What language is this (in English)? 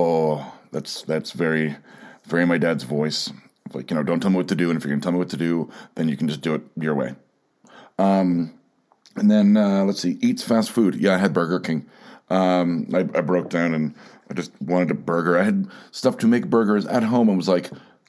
English